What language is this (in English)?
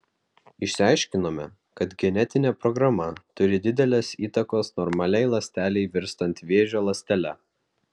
Lithuanian